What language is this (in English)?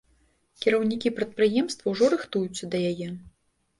Belarusian